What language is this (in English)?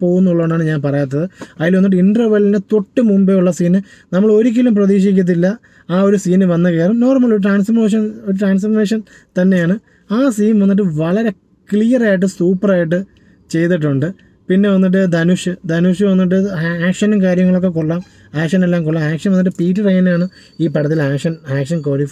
Malayalam